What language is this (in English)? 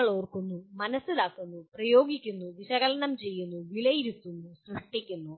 Malayalam